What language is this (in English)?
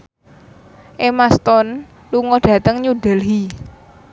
Javanese